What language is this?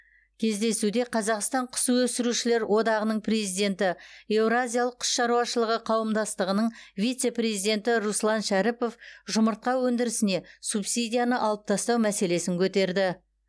Kazakh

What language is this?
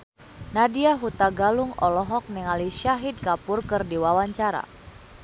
Sundanese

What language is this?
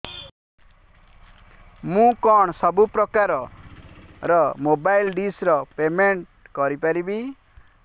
Odia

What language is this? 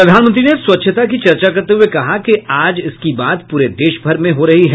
Hindi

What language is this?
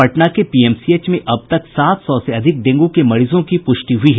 Hindi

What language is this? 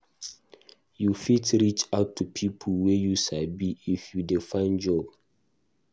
Nigerian Pidgin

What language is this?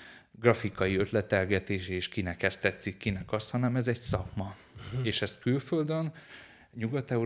Hungarian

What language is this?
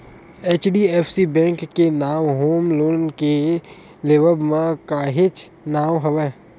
Chhattisgarhi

